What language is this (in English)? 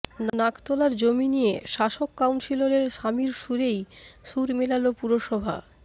Bangla